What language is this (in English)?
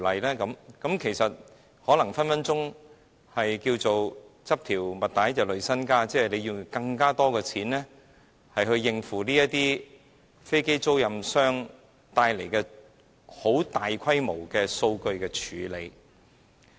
Cantonese